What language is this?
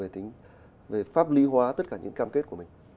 Vietnamese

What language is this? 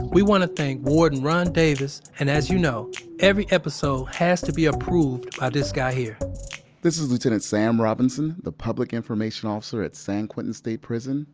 English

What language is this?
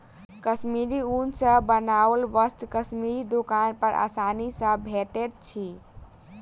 Maithili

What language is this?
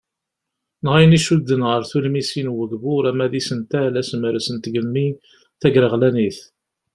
Kabyle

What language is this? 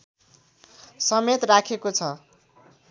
Nepali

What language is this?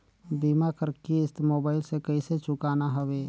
Chhattisgarhi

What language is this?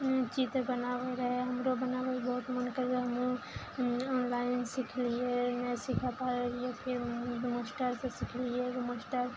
Maithili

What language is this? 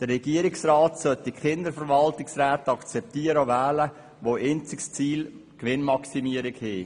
Swiss German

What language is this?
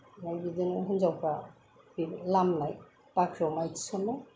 Bodo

